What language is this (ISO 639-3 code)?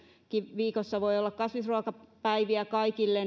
fin